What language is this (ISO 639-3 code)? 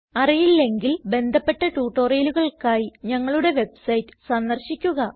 mal